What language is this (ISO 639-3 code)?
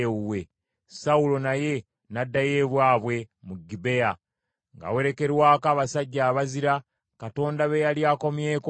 lug